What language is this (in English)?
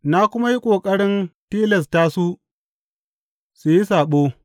Hausa